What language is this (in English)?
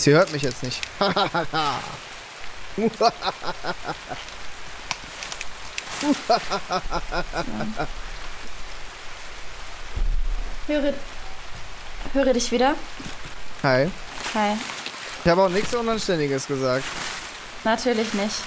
German